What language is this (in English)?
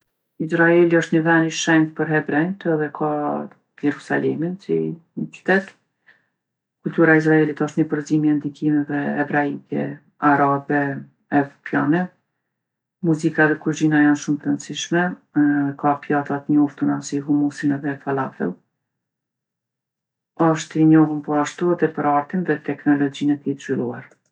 Gheg Albanian